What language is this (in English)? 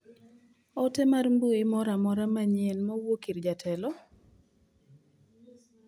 Luo (Kenya and Tanzania)